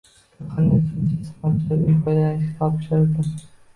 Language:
Uzbek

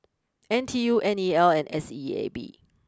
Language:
English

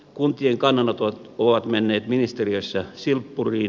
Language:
Finnish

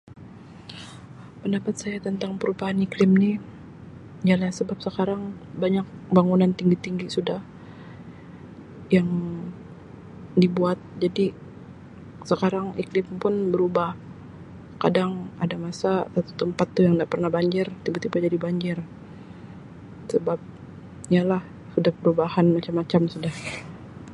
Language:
Sabah Malay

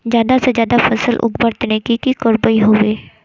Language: Magahi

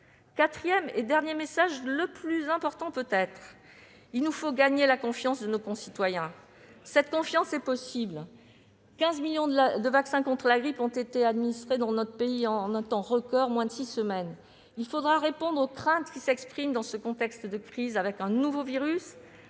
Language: French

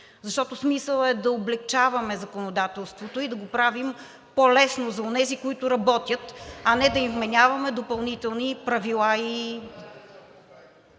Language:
Bulgarian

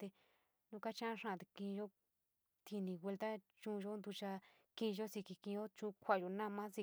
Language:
San Miguel El Grande Mixtec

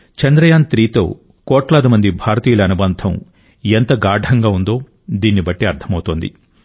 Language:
Telugu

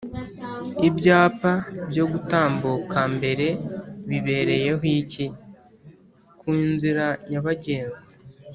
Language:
Kinyarwanda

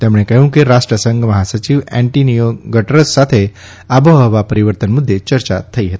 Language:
Gujarati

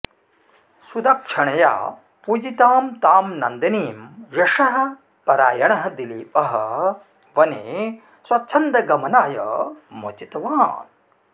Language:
Sanskrit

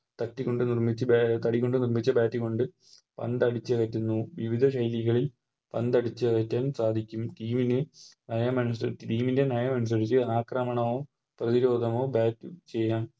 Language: Malayalam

